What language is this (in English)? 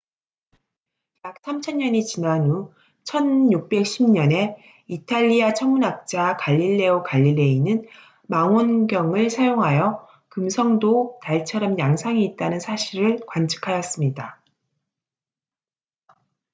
Korean